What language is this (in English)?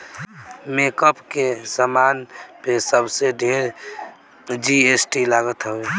Bhojpuri